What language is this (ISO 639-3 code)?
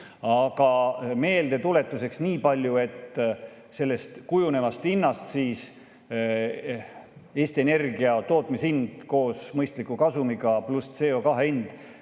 est